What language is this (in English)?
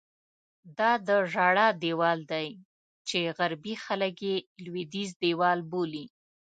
Pashto